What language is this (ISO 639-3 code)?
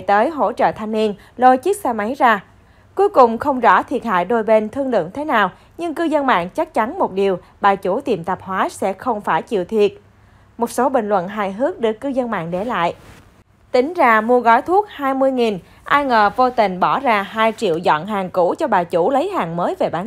vie